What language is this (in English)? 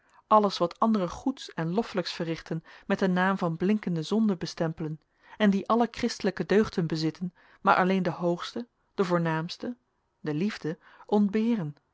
Dutch